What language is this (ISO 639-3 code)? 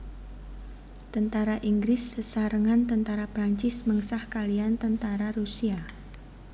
jav